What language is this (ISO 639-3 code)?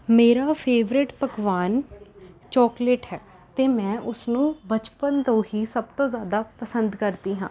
pan